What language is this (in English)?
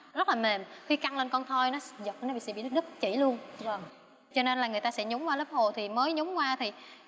Vietnamese